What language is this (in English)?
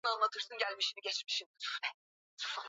Swahili